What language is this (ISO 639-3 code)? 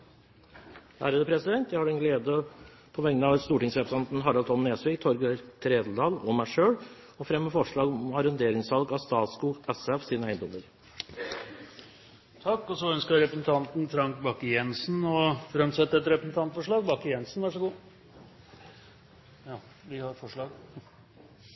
nor